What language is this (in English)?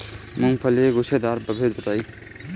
Bhojpuri